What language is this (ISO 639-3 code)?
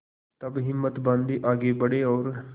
hin